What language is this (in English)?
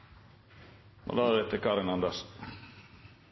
Norwegian Bokmål